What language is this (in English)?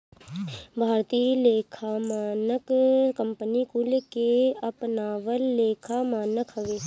Bhojpuri